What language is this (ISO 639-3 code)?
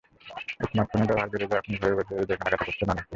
ben